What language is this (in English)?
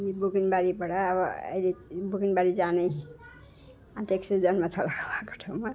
Nepali